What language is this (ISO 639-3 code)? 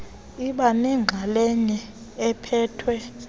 xho